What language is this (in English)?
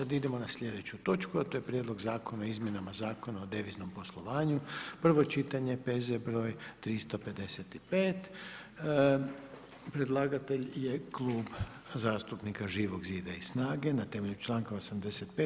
Croatian